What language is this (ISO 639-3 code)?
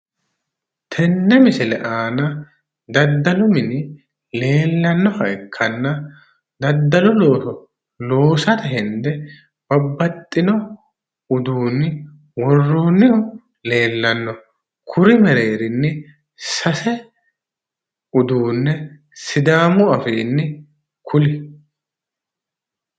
sid